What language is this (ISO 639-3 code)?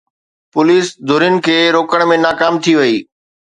snd